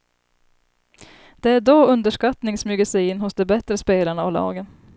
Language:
Swedish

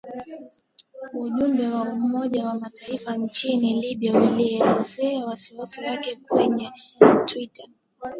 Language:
Swahili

